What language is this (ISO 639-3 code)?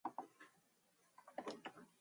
mon